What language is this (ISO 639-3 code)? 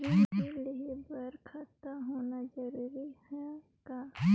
hne